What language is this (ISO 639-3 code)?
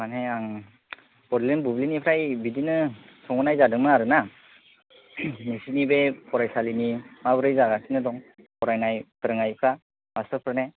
brx